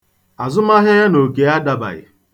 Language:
Igbo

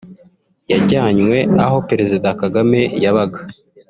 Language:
Kinyarwanda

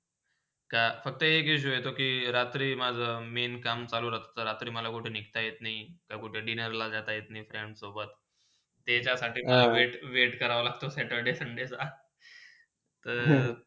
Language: Marathi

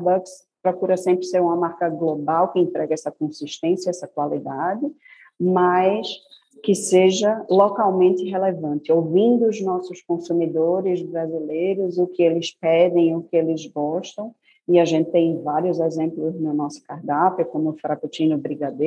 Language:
Portuguese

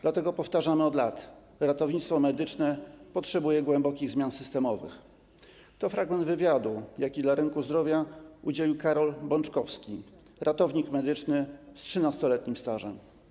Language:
Polish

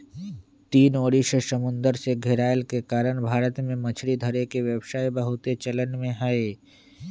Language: Magahi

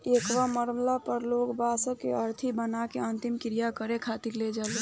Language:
Bhojpuri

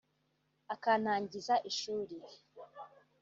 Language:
Kinyarwanda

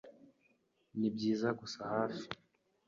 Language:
Kinyarwanda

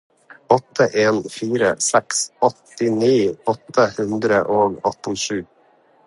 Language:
Norwegian Bokmål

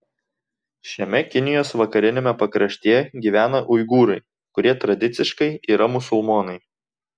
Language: Lithuanian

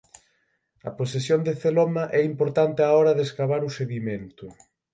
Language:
Galician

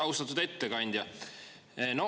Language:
Estonian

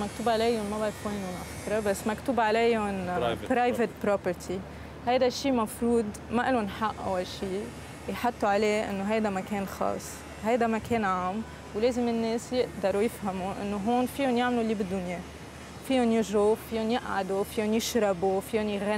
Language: Arabic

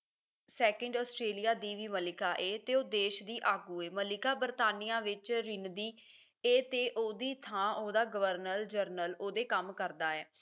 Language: Punjabi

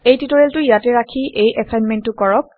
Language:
Assamese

